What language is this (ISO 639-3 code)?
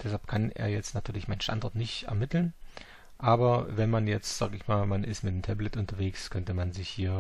deu